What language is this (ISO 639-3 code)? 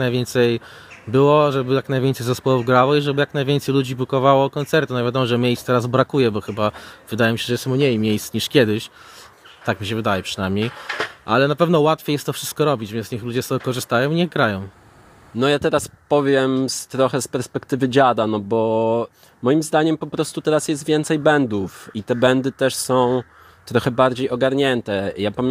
pol